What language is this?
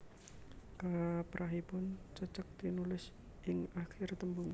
Javanese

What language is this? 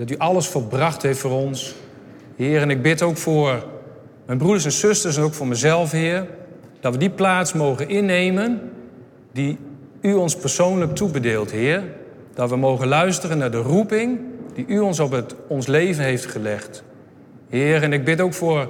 Dutch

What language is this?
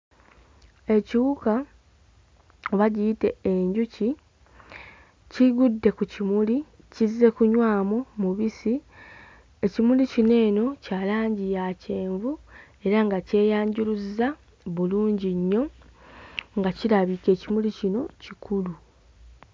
Ganda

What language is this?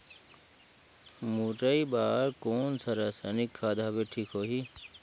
Chhattisgarhi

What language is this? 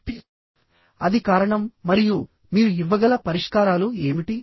Telugu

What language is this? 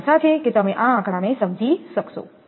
Gujarati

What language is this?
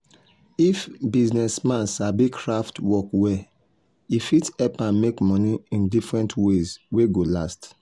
Nigerian Pidgin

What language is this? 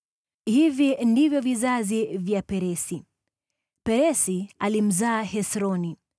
Swahili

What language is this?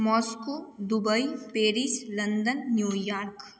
Maithili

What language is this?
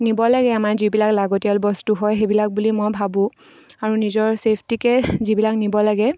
Assamese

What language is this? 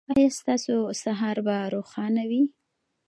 Pashto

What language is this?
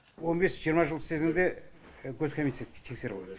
Kazakh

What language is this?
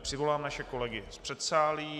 Czech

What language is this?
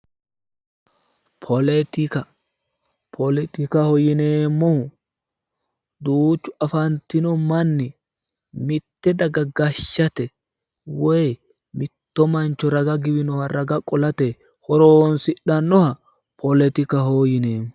Sidamo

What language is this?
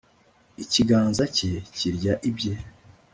Kinyarwanda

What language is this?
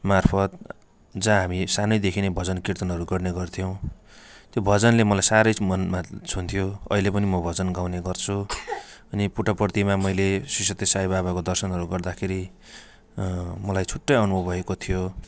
Nepali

